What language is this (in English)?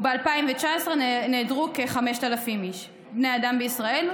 Hebrew